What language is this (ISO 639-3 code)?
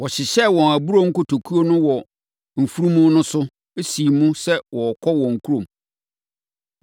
aka